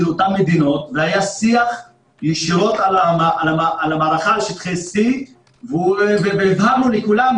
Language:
Hebrew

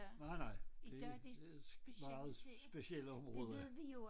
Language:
Danish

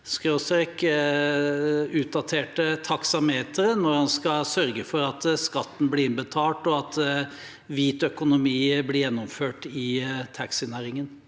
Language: Norwegian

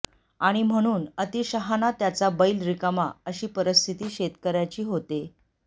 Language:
Marathi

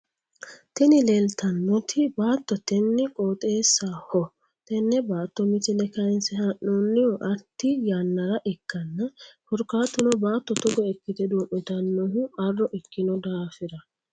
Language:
Sidamo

